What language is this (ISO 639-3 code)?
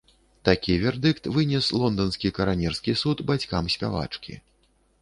bel